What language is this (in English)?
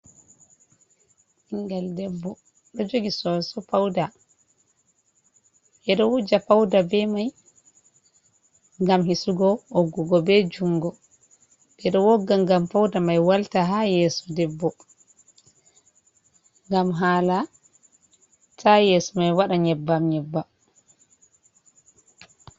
Fula